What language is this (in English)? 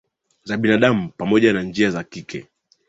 Swahili